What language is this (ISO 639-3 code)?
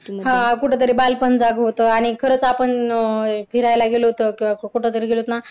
mar